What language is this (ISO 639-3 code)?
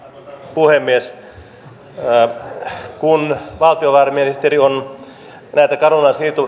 fin